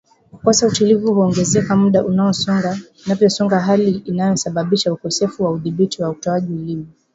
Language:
Swahili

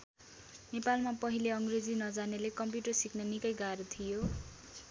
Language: Nepali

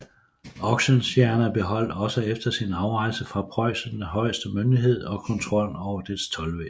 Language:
Danish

